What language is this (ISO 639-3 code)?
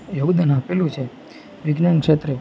guj